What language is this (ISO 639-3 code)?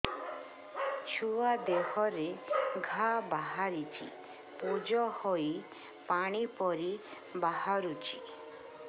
ori